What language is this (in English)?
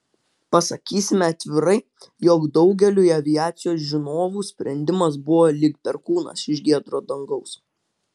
Lithuanian